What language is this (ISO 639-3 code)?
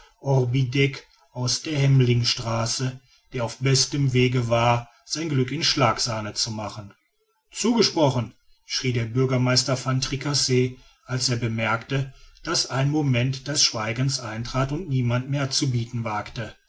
deu